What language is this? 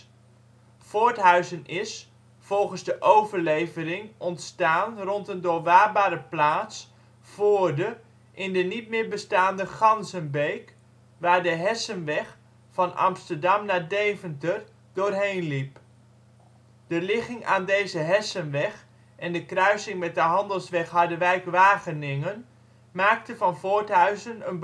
Dutch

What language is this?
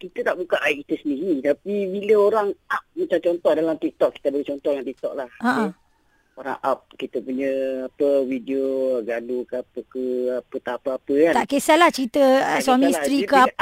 Malay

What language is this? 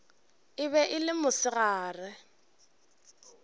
Northern Sotho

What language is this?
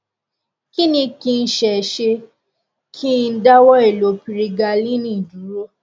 Yoruba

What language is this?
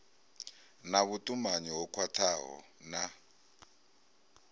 Venda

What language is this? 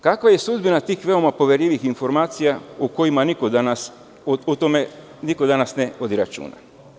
Serbian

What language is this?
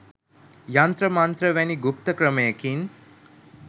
Sinhala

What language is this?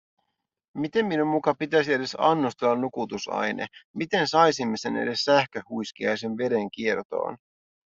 Finnish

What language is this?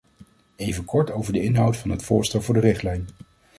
Dutch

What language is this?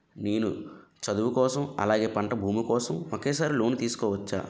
Telugu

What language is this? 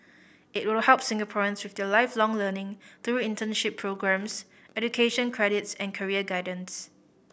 English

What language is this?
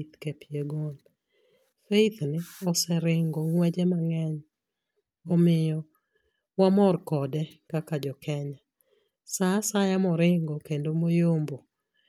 Luo (Kenya and Tanzania)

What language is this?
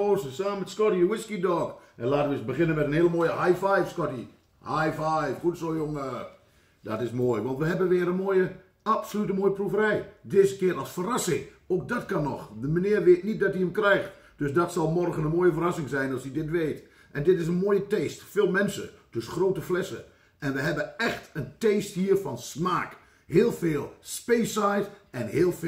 Dutch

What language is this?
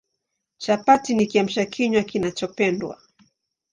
Swahili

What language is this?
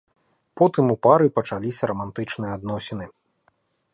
Belarusian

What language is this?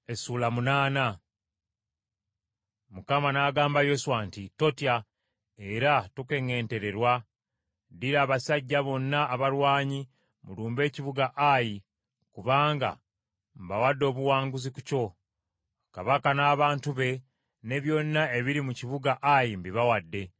Ganda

